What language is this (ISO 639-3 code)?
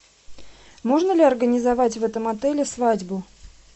rus